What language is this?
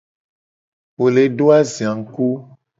Gen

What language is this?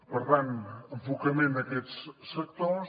Catalan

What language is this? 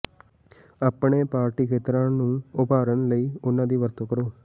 Punjabi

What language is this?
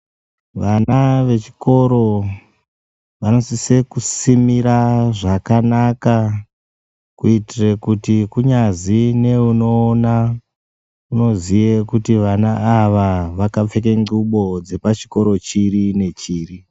Ndau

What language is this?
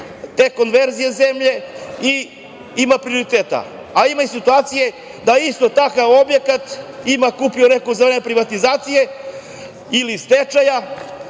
Serbian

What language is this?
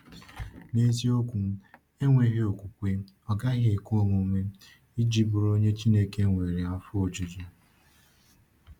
Igbo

